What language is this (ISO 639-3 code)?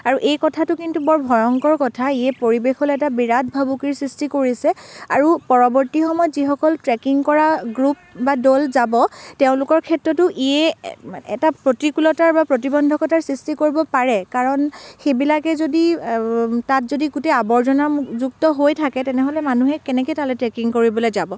asm